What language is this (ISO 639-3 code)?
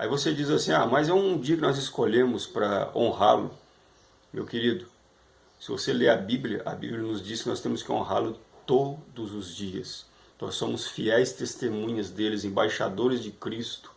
por